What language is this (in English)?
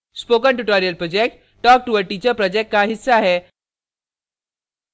Hindi